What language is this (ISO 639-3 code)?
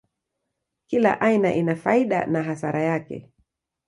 swa